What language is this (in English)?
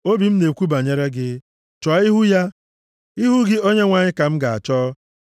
Igbo